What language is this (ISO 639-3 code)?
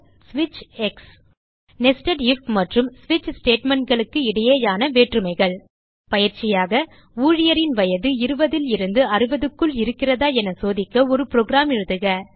tam